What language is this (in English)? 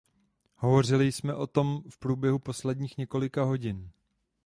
Czech